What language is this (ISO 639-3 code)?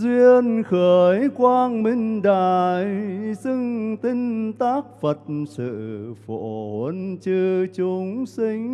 vie